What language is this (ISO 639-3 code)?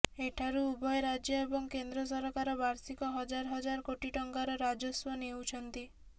ori